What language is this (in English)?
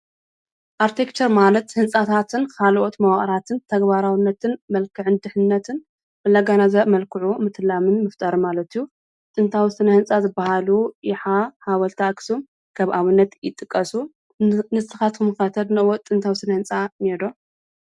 Tigrinya